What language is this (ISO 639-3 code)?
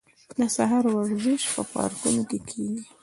pus